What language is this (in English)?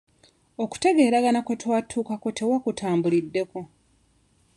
Ganda